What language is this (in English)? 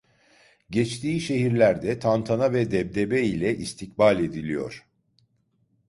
Turkish